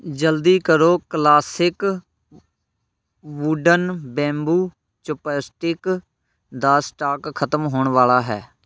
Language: Punjabi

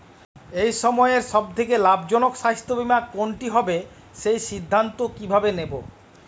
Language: Bangla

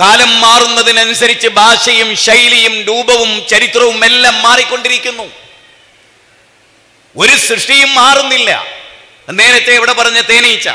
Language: Arabic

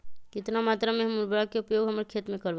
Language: Magahi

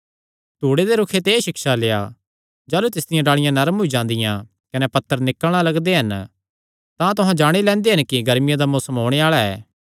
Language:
Kangri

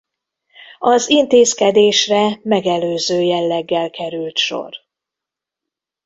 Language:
Hungarian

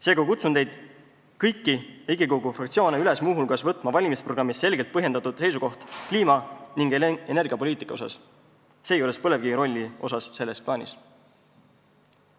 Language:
Estonian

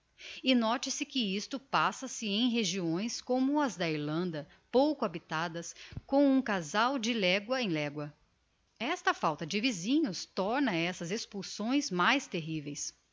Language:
Portuguese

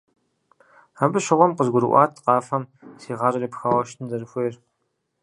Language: Kabardian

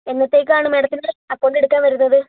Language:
Malayalam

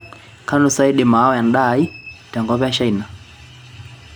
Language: Masai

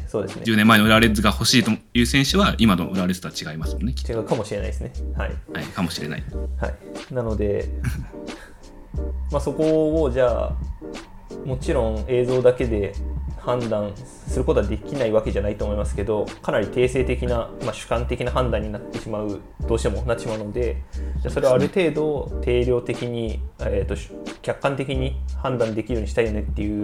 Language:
Japanese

